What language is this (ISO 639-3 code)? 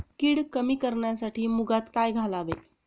mar